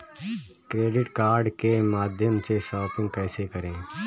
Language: Hindi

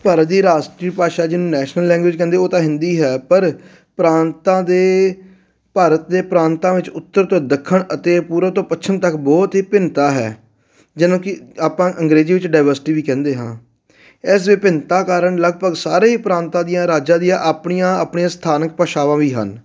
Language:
Punjabi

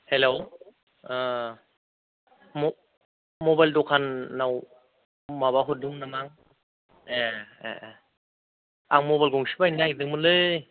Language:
Bodo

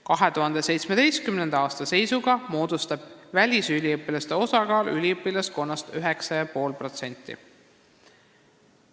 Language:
Estonian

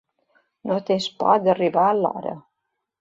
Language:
Catalan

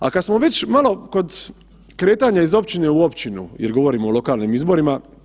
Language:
Croatian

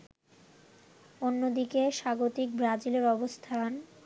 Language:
Bangla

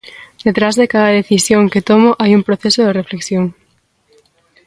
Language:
Galician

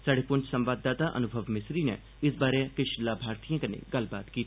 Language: Dogri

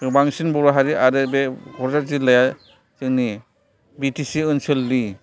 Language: Bodo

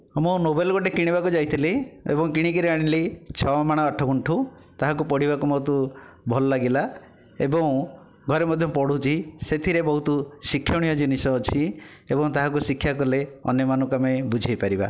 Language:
Odia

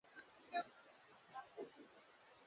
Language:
Swahili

